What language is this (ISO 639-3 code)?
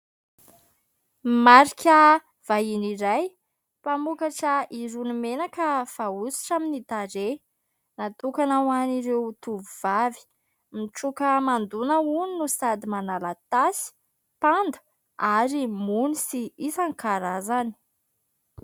mlg